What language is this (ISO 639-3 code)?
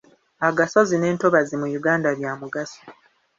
lug